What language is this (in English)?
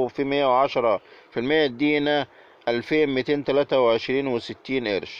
Arabic